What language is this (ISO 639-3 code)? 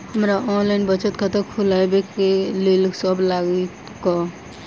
mai